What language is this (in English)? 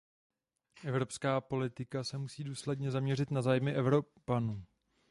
Czech